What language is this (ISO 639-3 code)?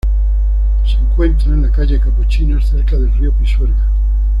spa